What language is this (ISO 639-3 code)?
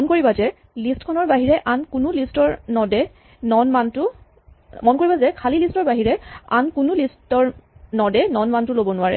asm